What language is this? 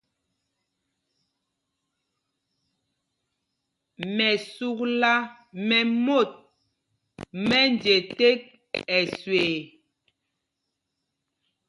Mpumpong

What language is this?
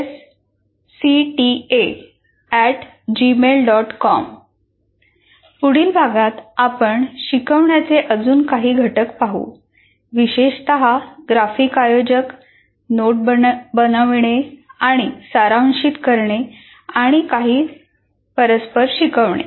Marathi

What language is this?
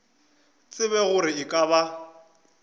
Northern Sotho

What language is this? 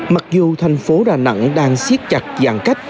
Vietnamese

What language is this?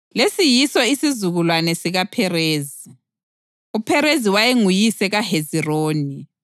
North Ndebele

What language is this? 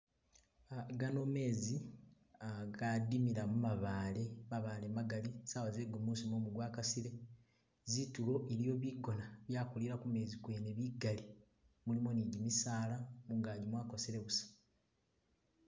Masaaba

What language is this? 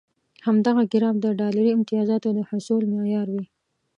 Pashto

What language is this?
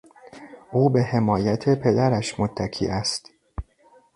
Persian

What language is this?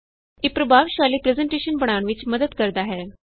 Punjabi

